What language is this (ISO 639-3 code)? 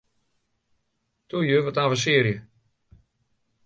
fry